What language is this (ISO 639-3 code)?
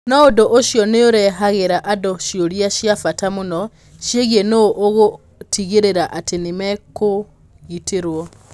kik